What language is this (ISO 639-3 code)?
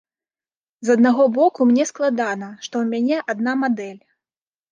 bel